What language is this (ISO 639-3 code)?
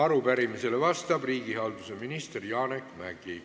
est